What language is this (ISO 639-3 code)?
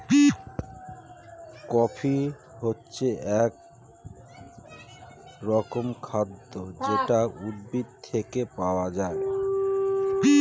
ben